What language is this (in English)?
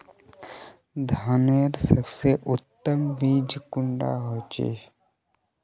Magahi